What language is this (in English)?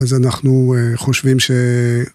Hebrew